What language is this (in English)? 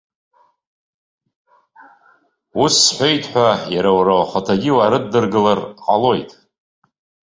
Abkhazian